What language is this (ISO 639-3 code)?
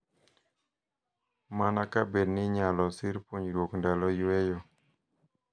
luo